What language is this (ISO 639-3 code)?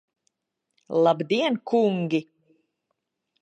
lav